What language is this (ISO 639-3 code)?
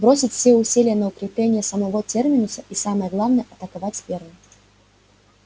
rus